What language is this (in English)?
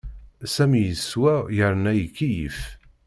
Kabyle